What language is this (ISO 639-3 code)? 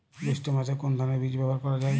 ben